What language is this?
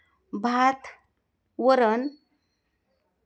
Marathi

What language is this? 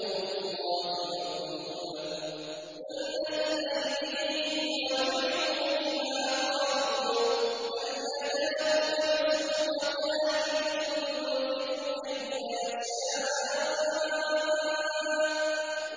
Arabic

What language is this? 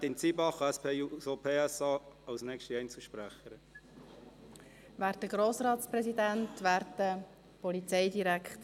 Swiss German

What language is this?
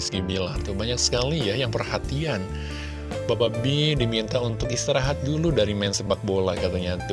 Indonesian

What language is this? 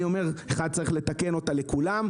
Hebrew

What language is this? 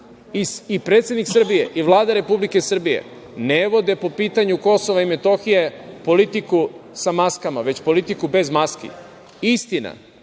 Serbian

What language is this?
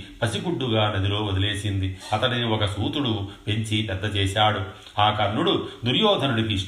Telugu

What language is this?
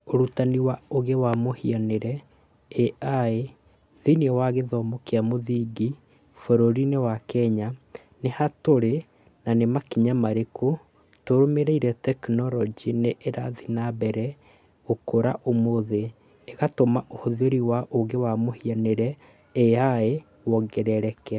Kikuyu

